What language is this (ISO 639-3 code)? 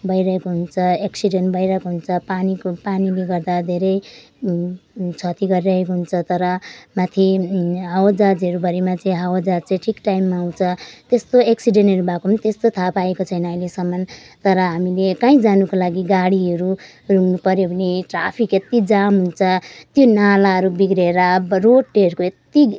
nep